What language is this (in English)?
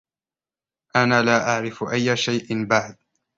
Arabic